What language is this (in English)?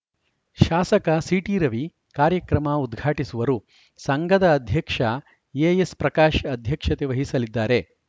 Kannada